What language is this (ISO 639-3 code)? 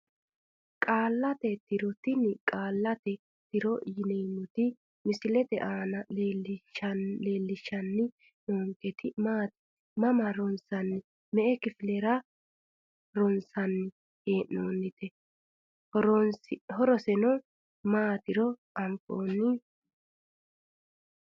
sid